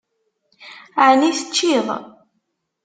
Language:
Kabyle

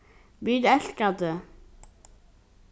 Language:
Faroese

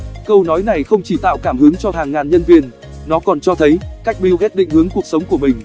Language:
Vietnamese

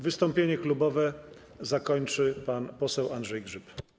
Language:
Polish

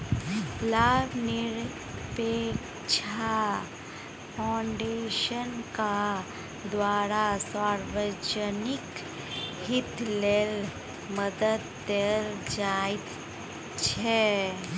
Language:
Maithili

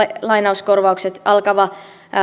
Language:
Finnish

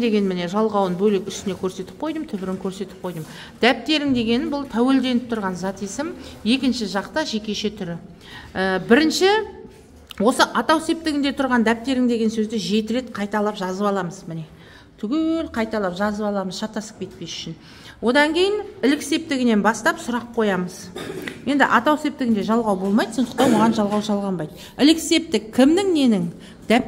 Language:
Arabic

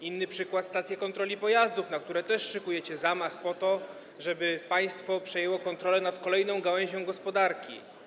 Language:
Polish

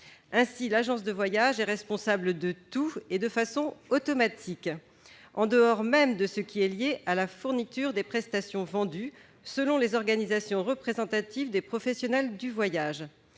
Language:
French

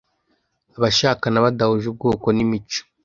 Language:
Kinyarwanda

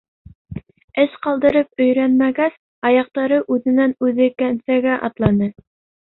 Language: Bashkir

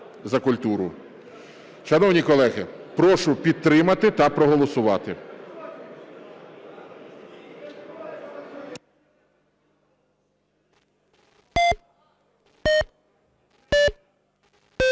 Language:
Ukrainian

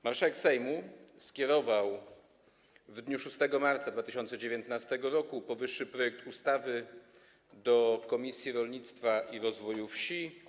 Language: Polish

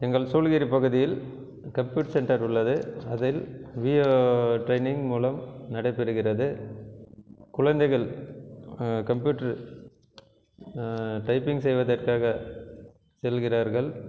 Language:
Tamil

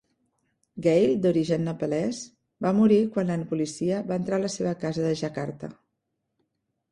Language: Catalan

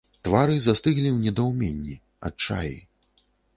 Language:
Belarusian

